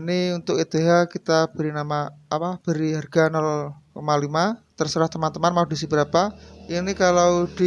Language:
Indonesian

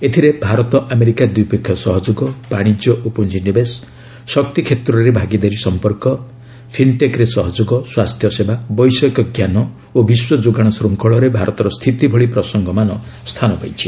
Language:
Odia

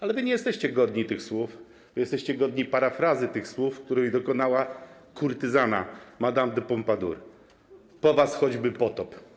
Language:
Polish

